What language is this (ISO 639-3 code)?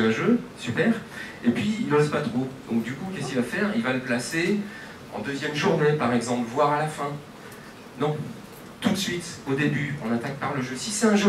fra